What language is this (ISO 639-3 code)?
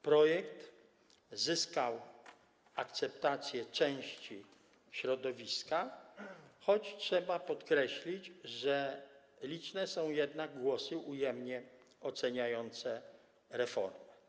pol